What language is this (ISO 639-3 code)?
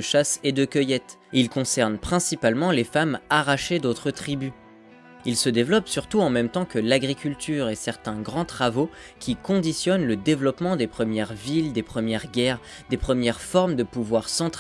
fra